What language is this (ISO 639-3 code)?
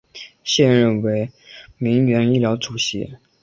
zho